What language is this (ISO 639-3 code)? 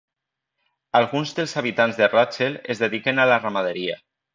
cat